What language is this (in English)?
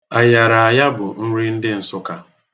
Igbo